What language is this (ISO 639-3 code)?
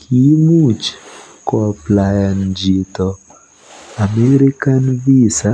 kln